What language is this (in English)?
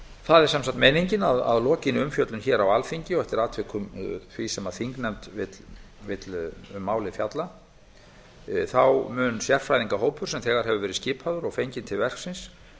Icelandic